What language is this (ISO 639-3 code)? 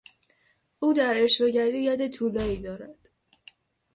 fas